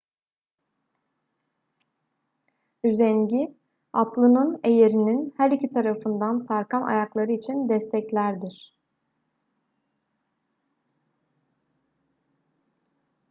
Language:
Turkish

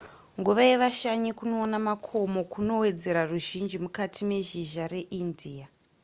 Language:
Shona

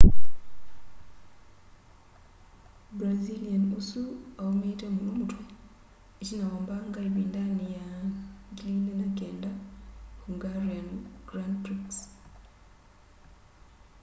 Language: Kamba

